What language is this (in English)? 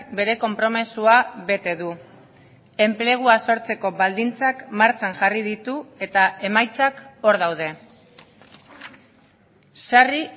Basque